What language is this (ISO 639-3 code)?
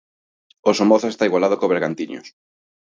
glg